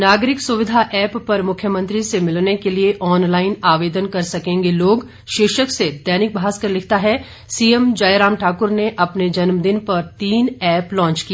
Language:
Hindi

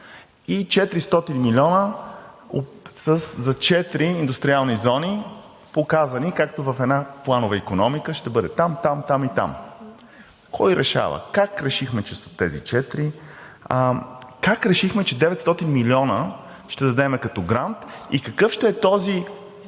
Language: Bulgarian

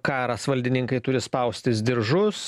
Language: Lithuanian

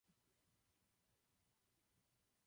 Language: Czech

